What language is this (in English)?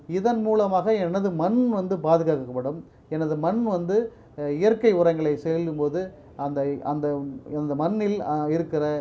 Tamil